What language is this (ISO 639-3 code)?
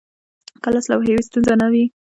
pus